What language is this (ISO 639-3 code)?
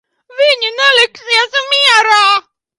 lav